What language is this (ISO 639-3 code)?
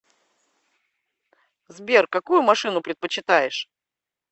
rus